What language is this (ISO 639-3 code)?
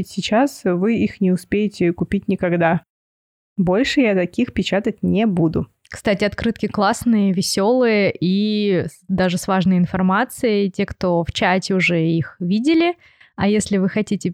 rus